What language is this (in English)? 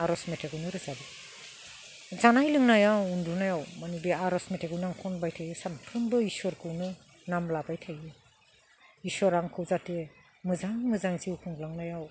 Bodo